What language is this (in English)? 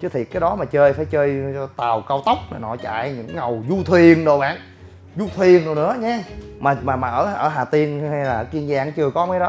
Vietnamese